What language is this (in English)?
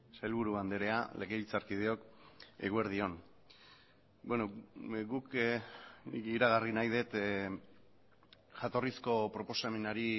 Basque